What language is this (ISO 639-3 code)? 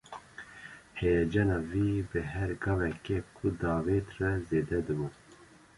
kur